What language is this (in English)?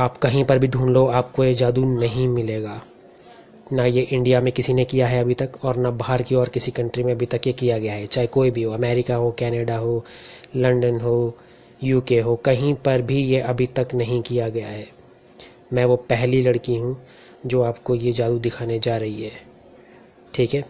Hindi